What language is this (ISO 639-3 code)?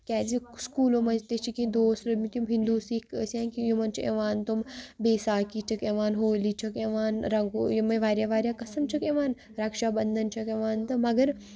kas